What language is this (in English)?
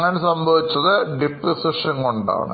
Malayalam